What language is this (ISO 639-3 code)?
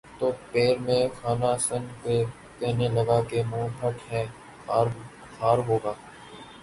urd